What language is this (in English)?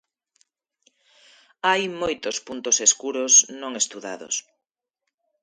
Galician